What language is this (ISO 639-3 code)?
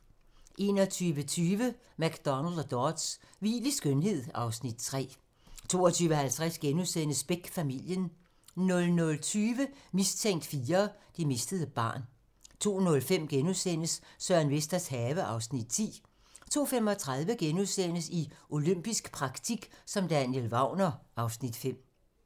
dan